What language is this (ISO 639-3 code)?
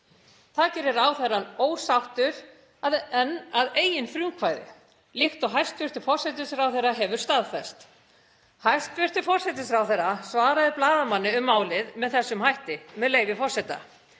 isl